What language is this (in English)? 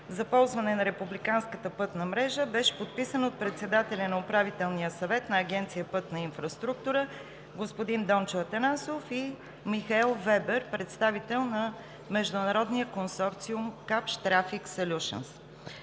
Bulgarian